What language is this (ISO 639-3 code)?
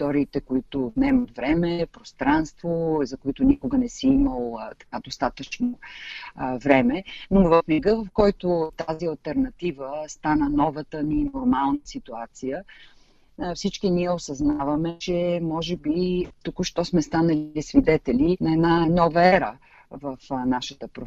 bul